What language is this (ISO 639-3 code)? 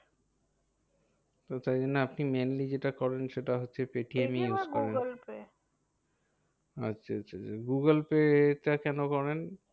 ben